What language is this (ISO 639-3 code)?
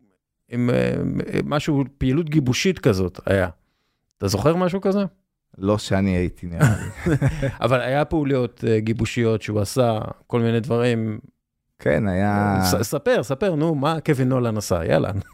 heb